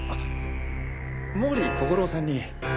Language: Japanese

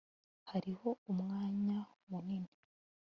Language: Kinyarwanda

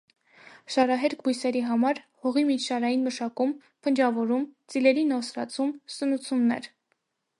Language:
Armenian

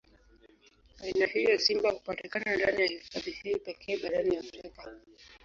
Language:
Swahili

